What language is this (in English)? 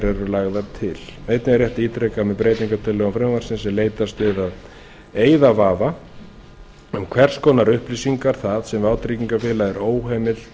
Icelandic